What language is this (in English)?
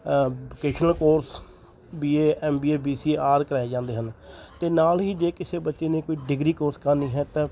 Punjabi